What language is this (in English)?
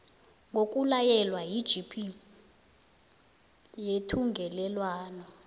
South Ndebele